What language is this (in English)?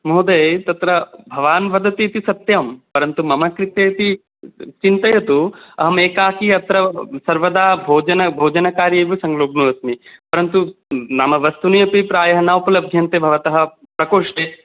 Sanskrit